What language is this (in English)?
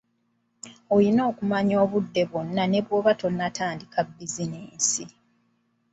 Ganda